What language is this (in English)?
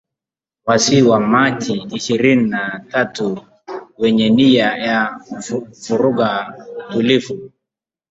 Swahili